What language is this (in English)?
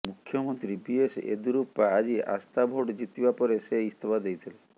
Odia